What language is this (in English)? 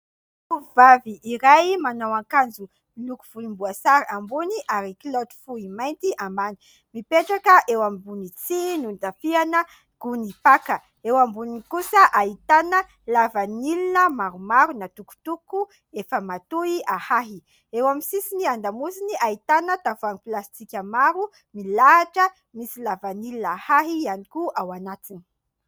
Malagasy